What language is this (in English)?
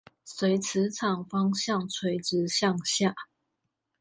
Chinese